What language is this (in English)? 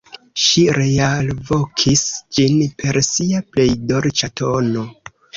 Esperanto